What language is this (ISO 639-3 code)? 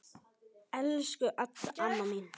isl